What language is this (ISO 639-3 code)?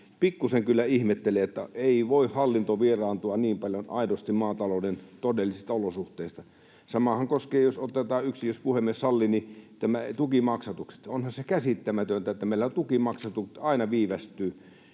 fin